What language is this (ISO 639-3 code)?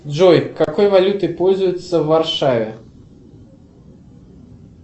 rus